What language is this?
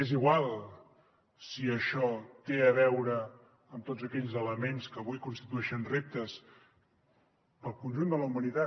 Catalan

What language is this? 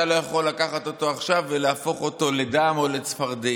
Hebrew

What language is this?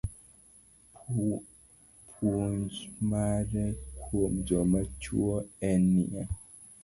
Luo (Kenya and Tanzania)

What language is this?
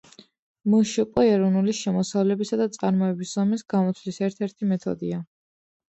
Georgian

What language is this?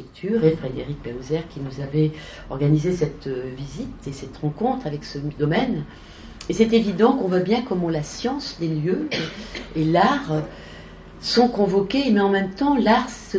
French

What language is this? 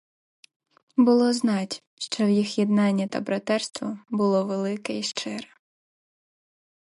Ukrainian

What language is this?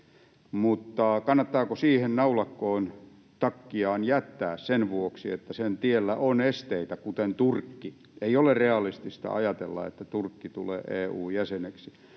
Finnish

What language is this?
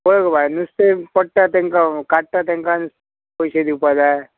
Konkani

